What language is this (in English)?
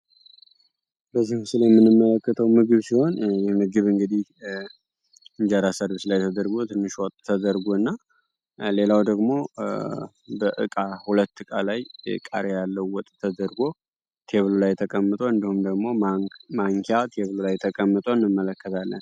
Amharic